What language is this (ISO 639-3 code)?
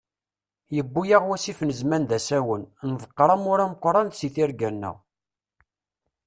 kab